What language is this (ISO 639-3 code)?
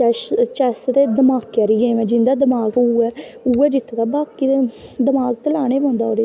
doi